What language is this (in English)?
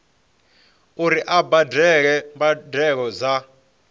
Venda